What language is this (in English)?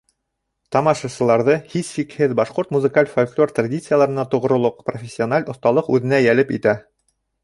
Bashkir